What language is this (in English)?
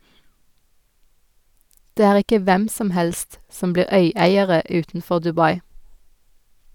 Norwegian